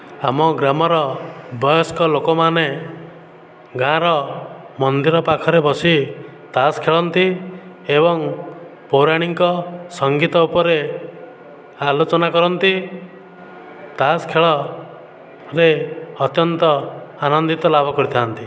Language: Odia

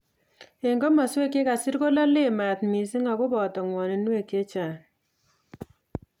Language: Kalenjin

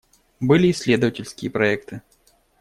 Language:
Russian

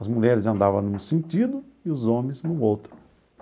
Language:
Portuguese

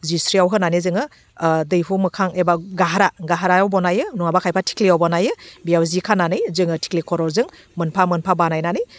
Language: Bodo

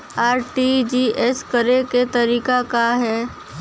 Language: Bhojpuri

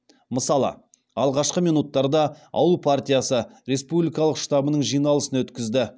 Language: Kazakh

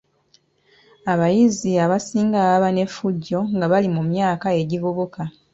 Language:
Ganda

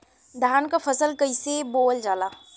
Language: Bhojpuri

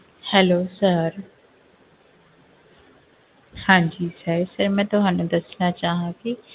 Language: Punjabi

